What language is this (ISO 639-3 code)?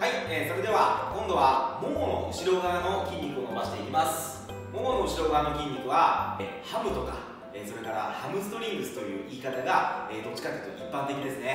jpn